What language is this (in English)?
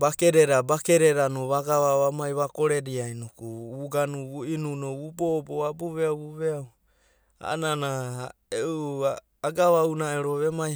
Abadi